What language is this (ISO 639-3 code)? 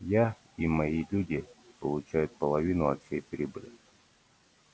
rus